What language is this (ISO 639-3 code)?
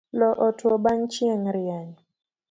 luo